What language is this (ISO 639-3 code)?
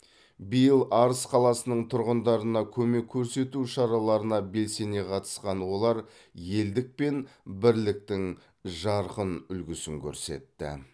kaz